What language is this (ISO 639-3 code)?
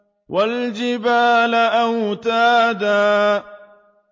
ara